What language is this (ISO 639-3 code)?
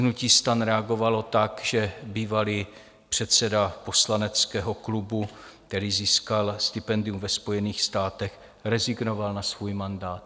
ces